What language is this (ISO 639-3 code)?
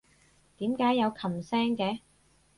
yue